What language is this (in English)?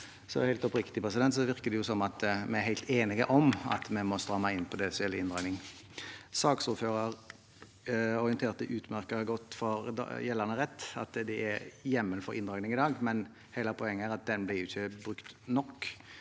Norwegian